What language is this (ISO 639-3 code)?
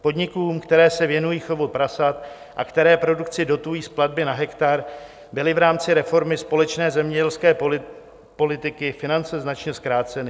ces